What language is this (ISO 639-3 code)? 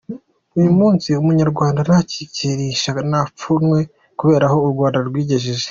kin